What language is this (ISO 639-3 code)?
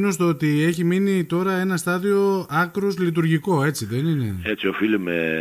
ell